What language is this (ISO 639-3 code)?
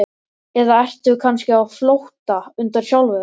isl